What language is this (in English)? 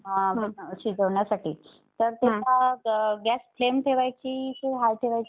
Marathi